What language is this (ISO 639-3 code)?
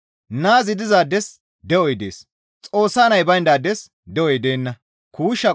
gmv